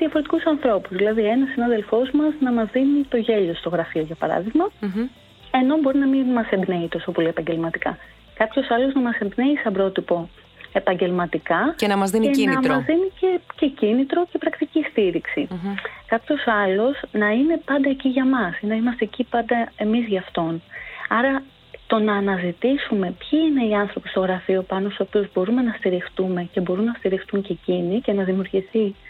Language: Greek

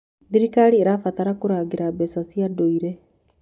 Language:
Kikuyu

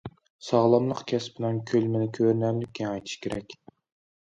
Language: Uyghur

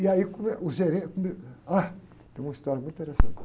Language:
Portuguese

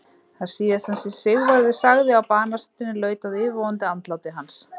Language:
Icelandic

